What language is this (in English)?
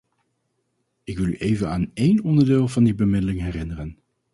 Dutch